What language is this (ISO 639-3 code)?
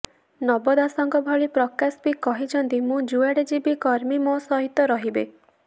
ori